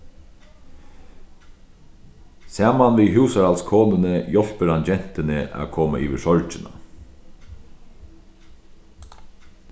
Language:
Faroese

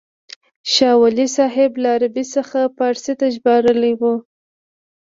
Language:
Pashto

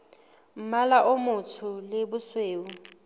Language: Southern Sotho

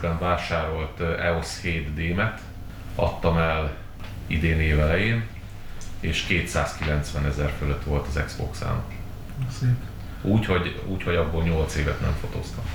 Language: Hungarian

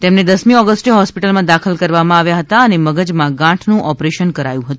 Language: Gujarati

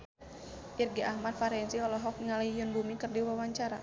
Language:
Sundanese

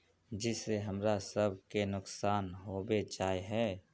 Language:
Magahi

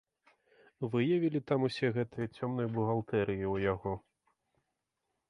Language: Belarusian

